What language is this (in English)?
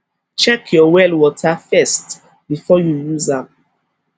Nigerian Pidgin